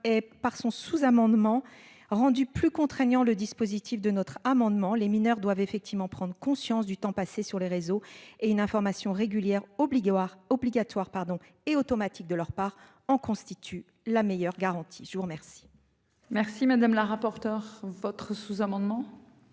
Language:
French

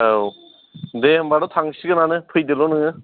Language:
Bodo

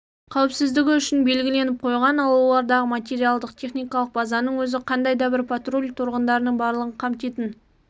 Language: Kazakh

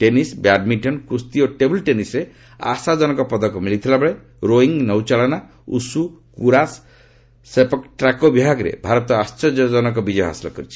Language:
Odia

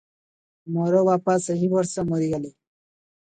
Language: Odia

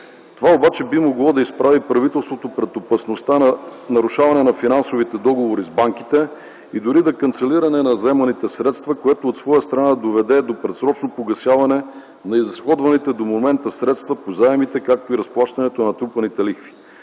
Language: Bulgarian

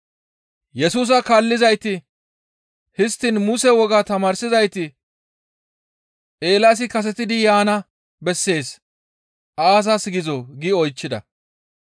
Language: Gamo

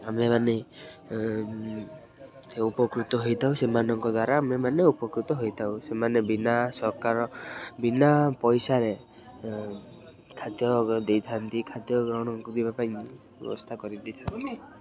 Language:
Odia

